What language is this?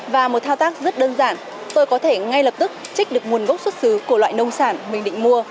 Vietnamese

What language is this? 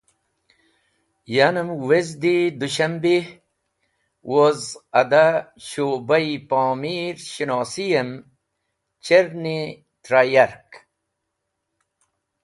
Wakhi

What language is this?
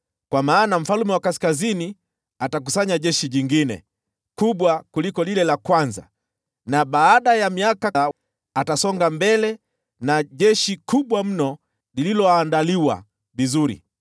Swahili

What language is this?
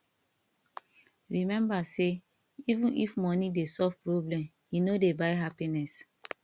Nigerian Pidgin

